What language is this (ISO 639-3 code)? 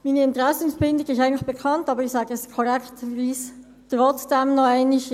gsw